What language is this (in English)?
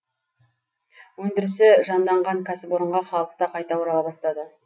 Kazakh